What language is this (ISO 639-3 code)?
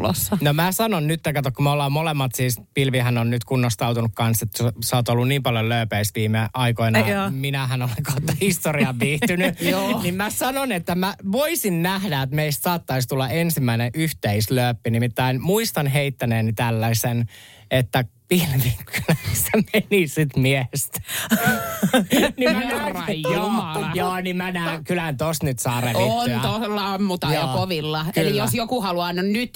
fin